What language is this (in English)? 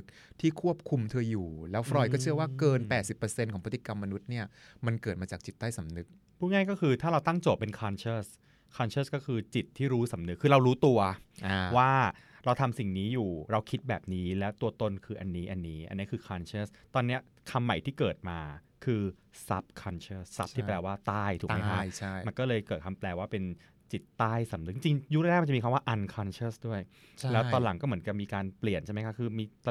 Thai